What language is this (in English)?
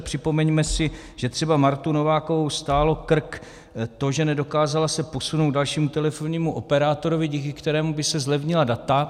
Czech